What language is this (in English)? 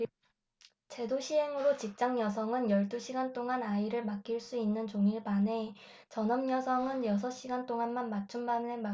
Korean